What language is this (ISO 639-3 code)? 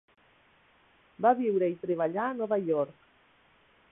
cat